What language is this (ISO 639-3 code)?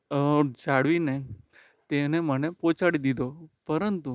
guj